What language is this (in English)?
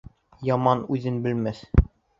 Bashkir